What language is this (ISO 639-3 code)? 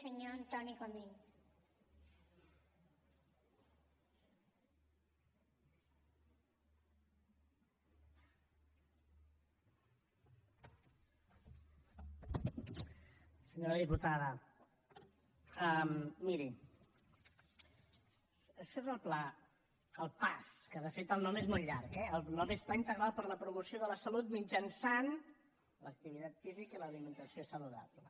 cat